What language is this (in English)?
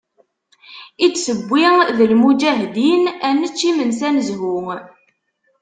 Kabyle